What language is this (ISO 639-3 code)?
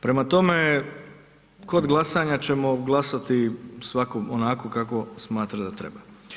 hrv